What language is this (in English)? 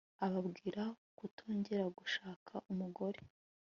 Kinyarwanda